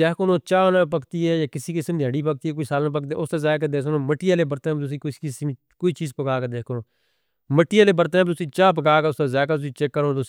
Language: Northern Hindko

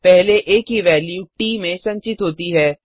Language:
Hindi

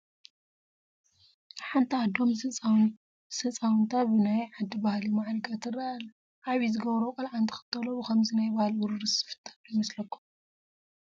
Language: Tigrinya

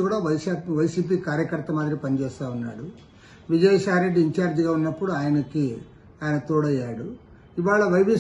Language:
Telugu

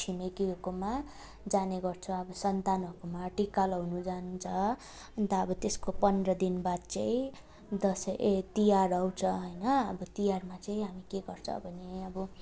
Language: Nepali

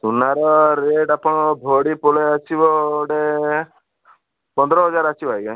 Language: Odia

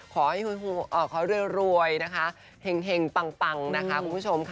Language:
Thai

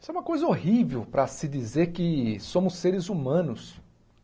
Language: Portuguese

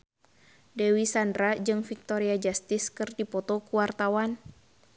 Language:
Sundanese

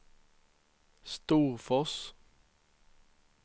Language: Swedish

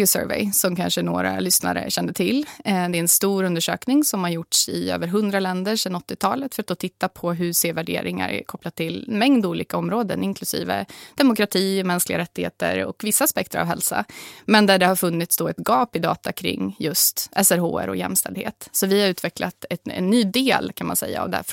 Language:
Swedish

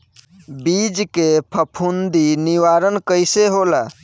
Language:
Bhojpuri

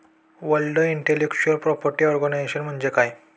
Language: Marathi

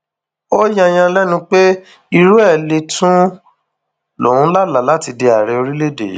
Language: Yoruba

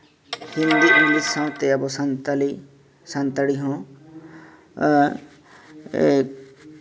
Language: Santali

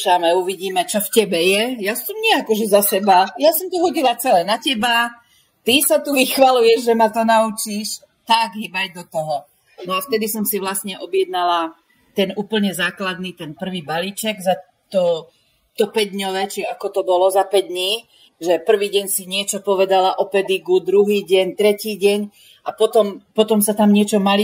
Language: Slovak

